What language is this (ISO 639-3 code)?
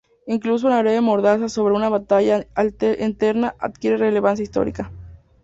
spa